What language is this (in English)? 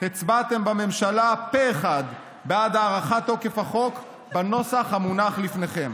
Hebrew